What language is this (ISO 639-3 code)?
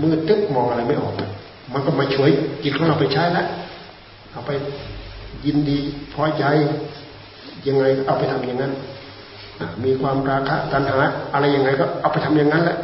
tha